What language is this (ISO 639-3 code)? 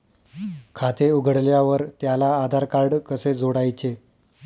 mar